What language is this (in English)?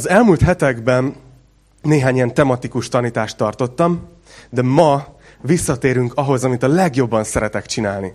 Hungarian